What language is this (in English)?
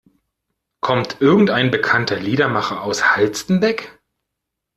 German